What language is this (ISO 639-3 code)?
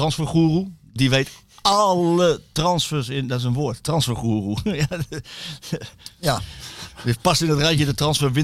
nld